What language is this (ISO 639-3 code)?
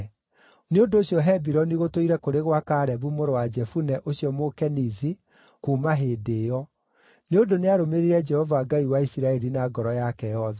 kik